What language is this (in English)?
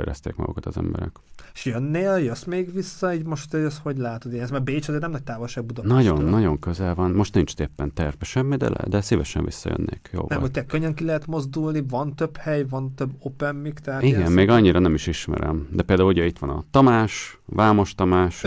Hungarian